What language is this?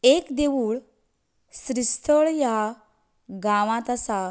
Konkani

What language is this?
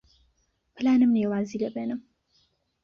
Central Kurdish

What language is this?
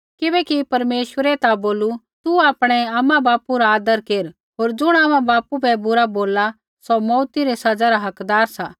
Kullu Pahari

